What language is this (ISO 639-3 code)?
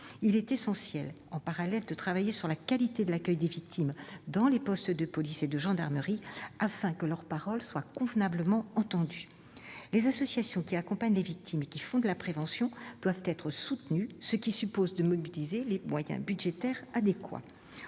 fra